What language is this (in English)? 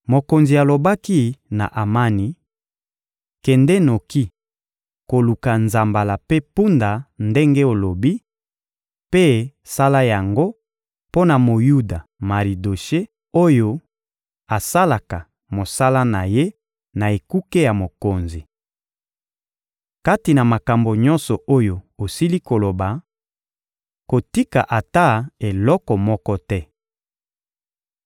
Lingala